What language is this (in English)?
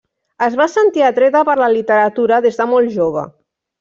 Catalan